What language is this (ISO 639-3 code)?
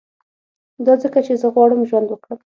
pus